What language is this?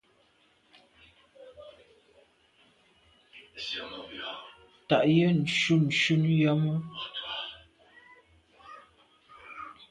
Medumba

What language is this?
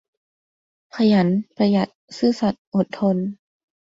Thai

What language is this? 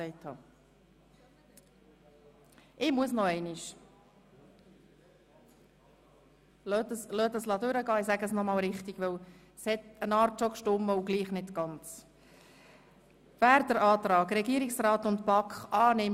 Swiss German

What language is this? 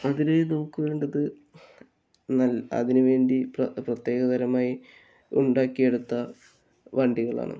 Malayalam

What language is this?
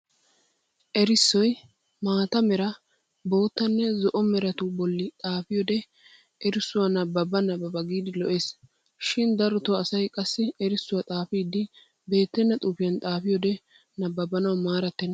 Wolaytta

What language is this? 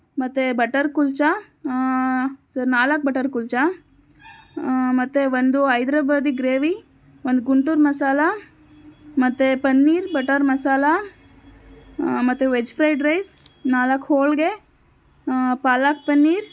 Kannada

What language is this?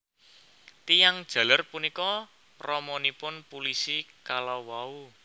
Javanese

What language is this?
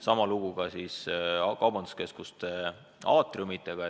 Estonian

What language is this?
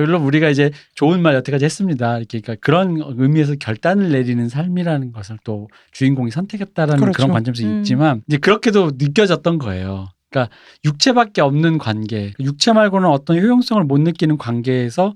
Korean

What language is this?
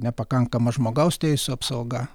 Lithuanian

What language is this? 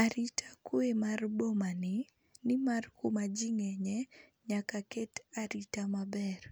Luo (Kenya and Tanzania)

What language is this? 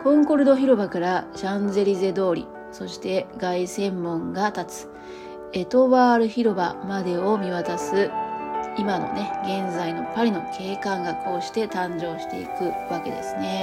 Japanese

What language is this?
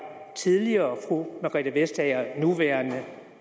Danish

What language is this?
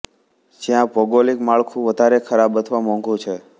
Gujarati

